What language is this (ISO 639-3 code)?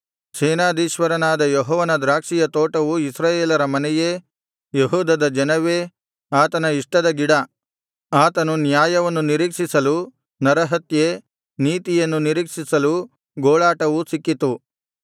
kan